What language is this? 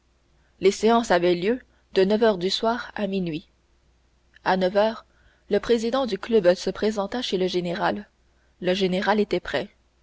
French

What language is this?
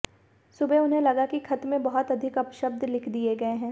Hindi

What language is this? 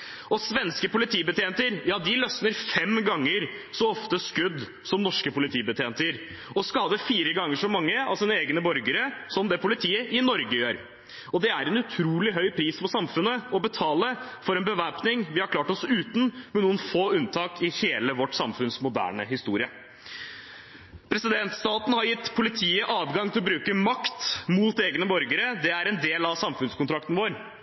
Norwegian Bokmål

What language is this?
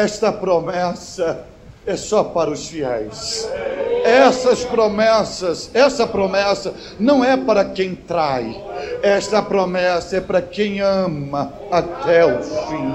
Portuguese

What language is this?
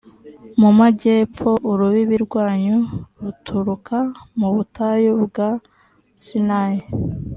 Kinyarwanda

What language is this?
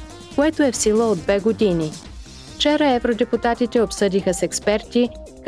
Bulgarian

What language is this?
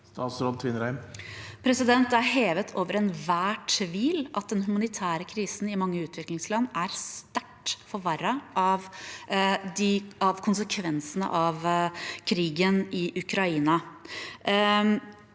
Norwegian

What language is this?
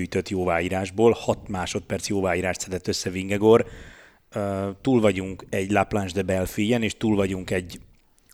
Hungarian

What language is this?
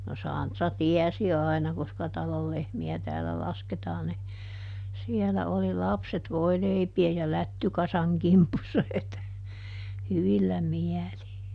Finnish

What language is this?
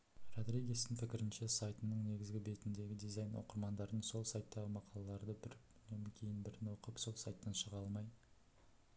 Kazakh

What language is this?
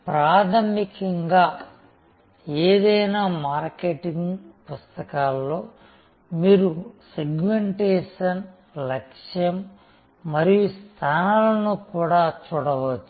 Telugu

